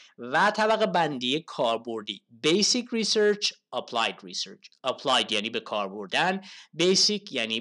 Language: Persian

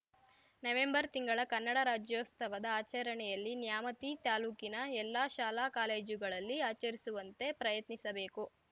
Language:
Kannada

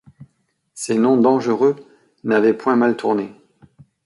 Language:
French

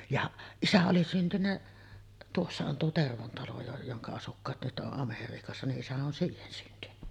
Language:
Finnish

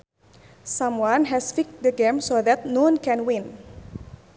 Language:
Sundanese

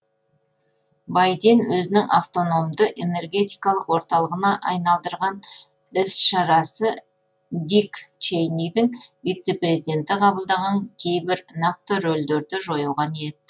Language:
Kazakh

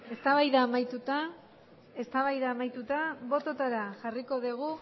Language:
Basque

